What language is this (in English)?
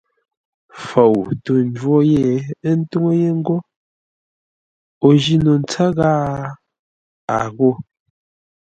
Ngombale